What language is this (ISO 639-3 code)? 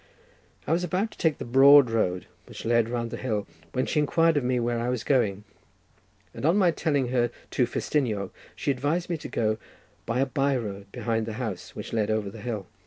eng